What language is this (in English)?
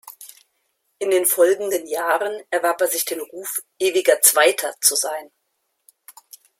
German